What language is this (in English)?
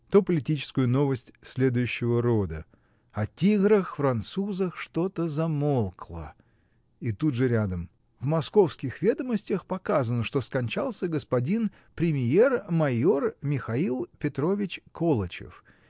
Russian